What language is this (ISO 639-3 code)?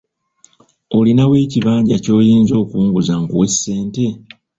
lug